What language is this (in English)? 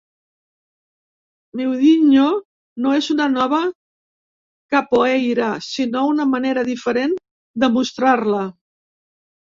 Catalan